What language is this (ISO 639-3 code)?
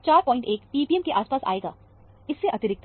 hin